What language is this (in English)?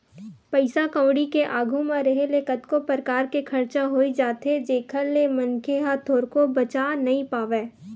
Chhattisgarhi